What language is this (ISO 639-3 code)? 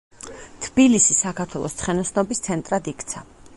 kat